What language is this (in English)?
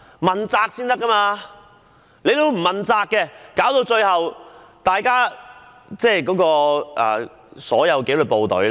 Cantonese